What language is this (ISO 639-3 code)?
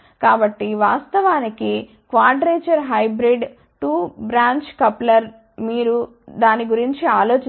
tel